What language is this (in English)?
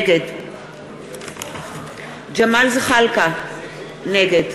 Hebrew